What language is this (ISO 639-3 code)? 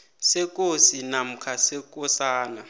nbl